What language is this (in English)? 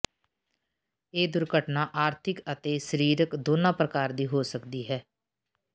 Punjabi